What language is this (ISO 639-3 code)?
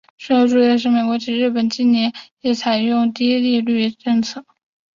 zho